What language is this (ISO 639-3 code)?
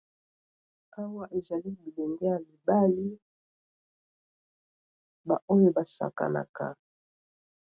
lin